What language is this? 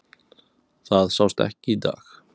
Icelandic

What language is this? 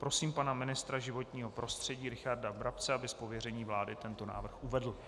Czech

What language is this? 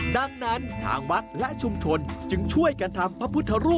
Thai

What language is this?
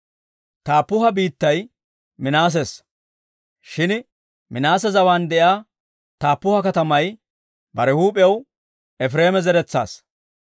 Dawro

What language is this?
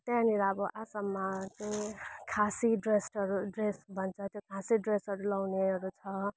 Nepali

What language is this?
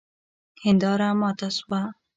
Pashto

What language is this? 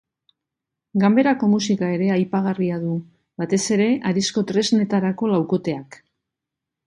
Basque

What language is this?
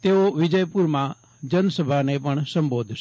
Gujarati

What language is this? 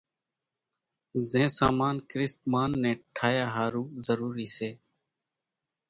Kachi Koli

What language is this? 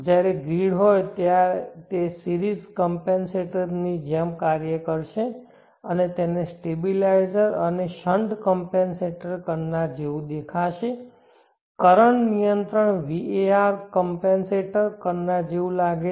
Gujarati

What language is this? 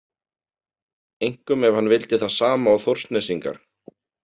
Icelandic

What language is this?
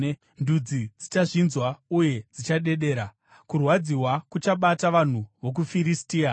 Shona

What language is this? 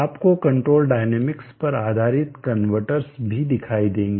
Hindi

